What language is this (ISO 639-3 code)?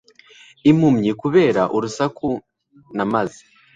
kin